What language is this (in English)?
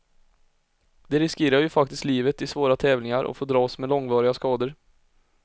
Swedish